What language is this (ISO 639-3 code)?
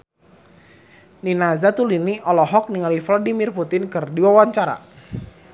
sun